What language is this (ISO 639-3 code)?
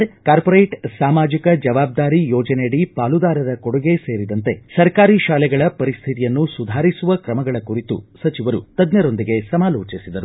kan